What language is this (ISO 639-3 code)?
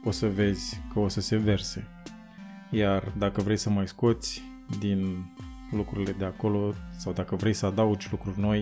ron